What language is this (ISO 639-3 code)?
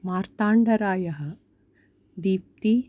san